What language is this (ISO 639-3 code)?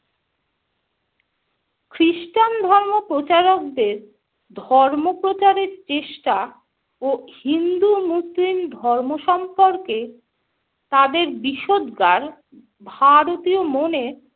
ben